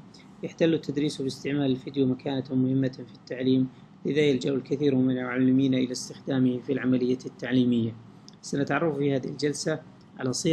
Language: Arabic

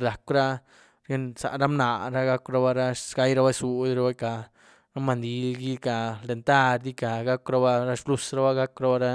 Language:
Güilá Zapotec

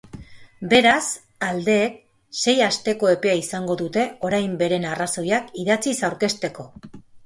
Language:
Basque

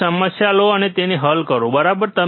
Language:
Gujarati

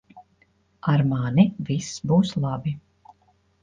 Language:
Latvian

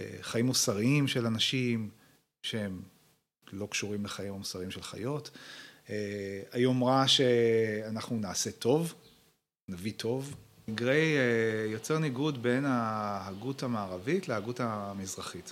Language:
Hebrew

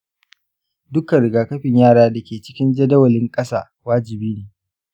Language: Hausa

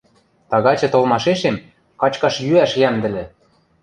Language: Western Mari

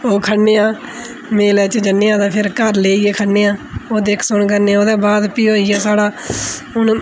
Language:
Dogri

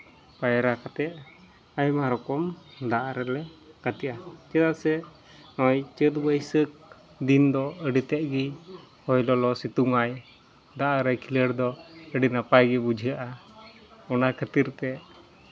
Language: Santali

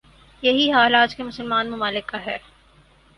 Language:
Urdu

